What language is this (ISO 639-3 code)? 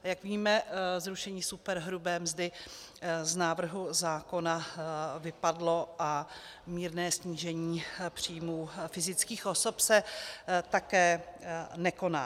ces